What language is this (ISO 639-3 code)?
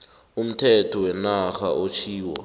nbl